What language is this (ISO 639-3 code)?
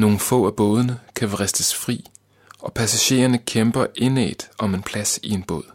dan